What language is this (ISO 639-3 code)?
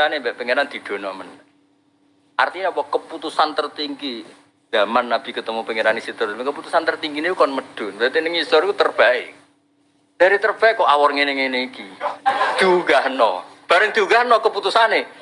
ind